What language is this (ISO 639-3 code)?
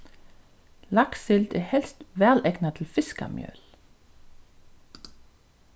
fao